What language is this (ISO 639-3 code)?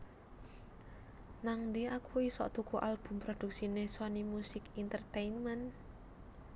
jav